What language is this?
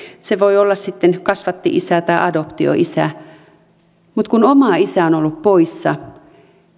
Finnish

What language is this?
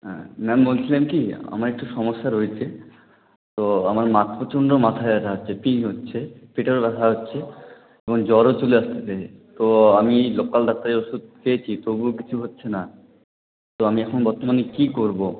Bangla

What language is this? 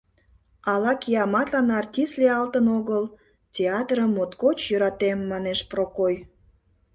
Mari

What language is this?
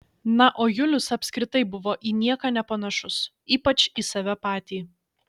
Lithuanian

